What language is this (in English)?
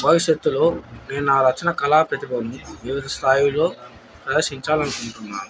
Telugu